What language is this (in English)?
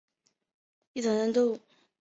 Chinese